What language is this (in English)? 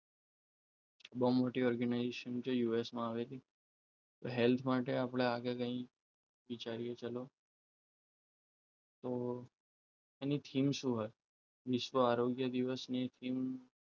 Gujarati